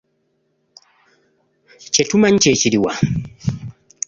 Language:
Ganda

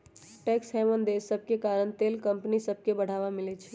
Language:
Magahi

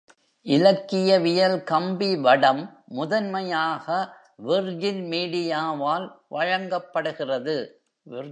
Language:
Tamil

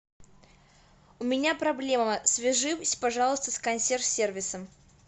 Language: Russian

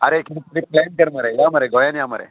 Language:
Konkani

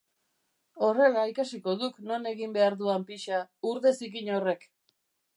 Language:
Basque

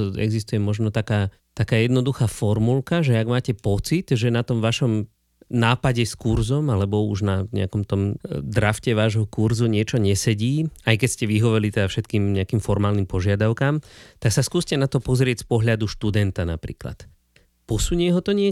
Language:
Slovak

